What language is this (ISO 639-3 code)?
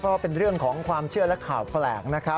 tha